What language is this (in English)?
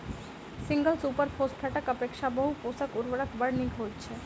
Maithili